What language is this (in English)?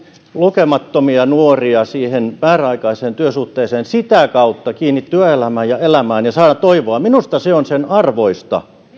Finnish